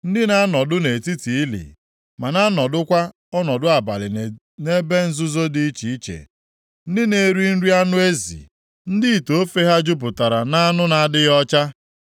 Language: Igbo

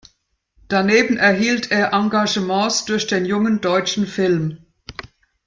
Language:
German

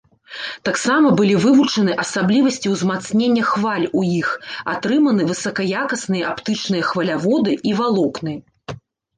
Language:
Belarusian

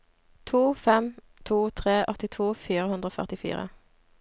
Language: Norwegian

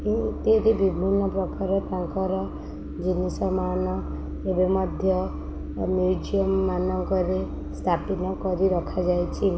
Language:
Odia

